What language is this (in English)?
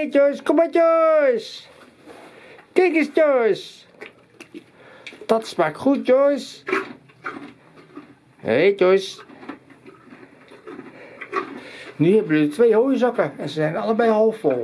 Dutch